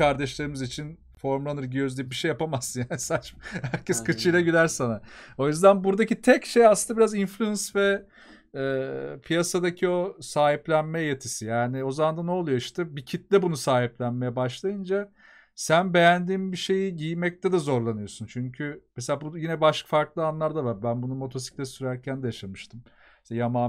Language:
Turkish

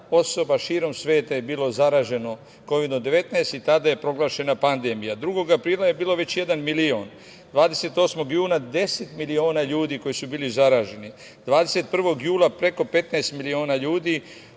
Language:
Serbian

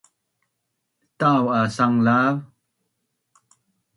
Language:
Bunun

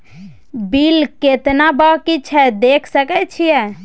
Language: Maithili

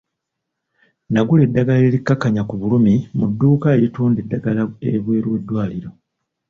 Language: Ganda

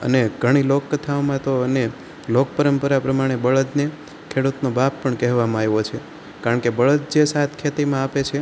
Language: Gujarati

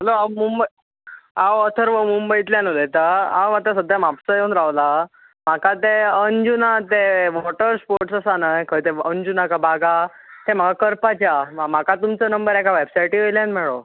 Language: Konkani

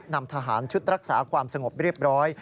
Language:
Thai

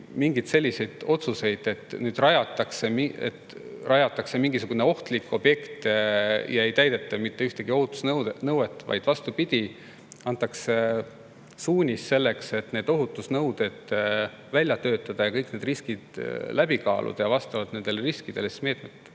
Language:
Estonian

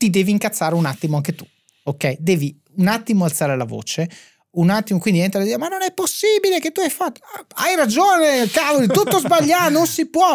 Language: Italian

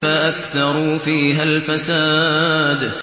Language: Arabic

